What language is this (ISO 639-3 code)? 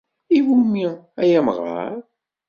kab